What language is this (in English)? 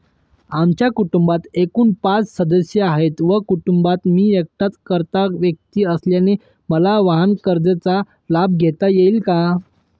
Marathi